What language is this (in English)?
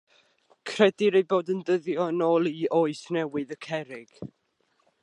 Welsh